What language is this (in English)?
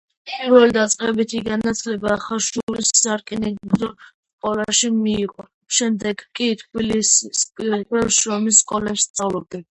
Georgian